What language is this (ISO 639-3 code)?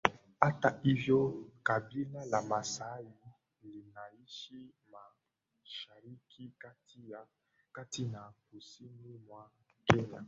swa